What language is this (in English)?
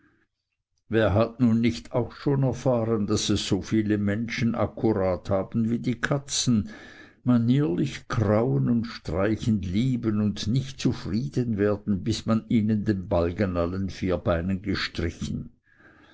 German